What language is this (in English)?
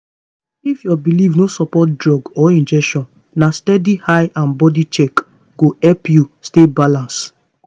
Nigerian Pidgin